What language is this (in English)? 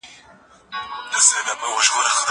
Pashto